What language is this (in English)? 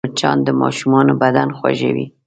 Pashto